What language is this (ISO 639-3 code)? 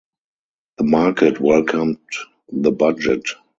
eng